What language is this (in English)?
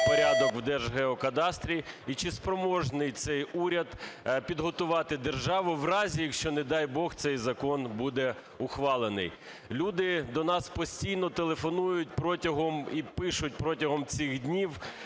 Ukrainian